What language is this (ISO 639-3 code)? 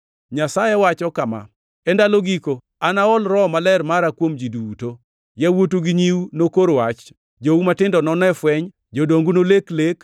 luo